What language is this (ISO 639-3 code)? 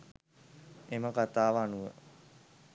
sin